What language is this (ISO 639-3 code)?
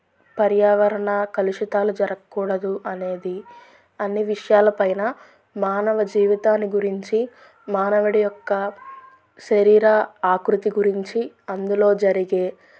tel